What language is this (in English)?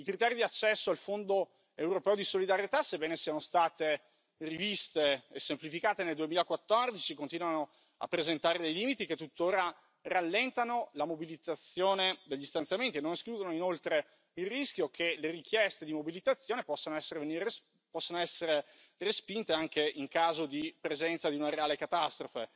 Italian